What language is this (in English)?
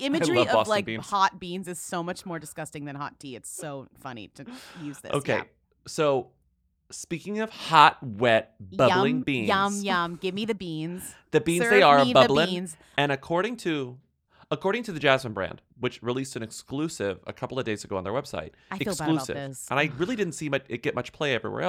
English